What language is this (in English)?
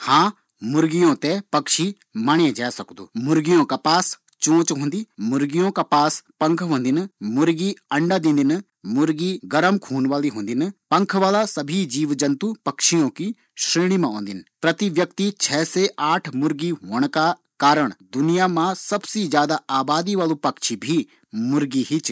Garhwali